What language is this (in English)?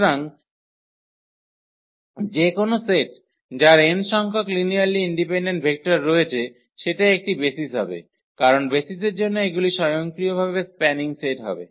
Bangla